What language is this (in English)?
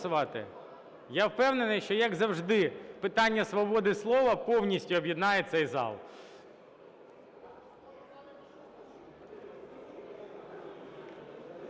Ukrainian